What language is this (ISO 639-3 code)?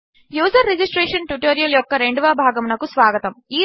tel